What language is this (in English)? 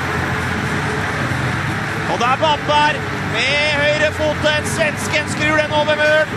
Norwegian